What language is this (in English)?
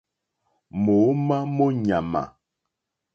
Mokpwe